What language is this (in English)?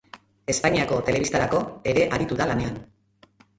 Basque